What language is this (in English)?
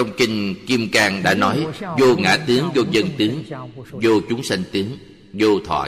Vietnamese